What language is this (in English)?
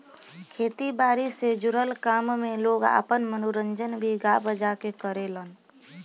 Bhojpuri